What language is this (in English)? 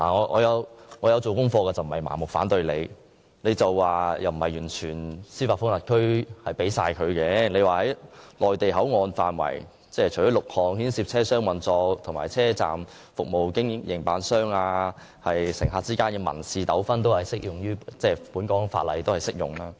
Cantonese